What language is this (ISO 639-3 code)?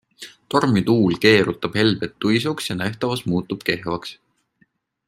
est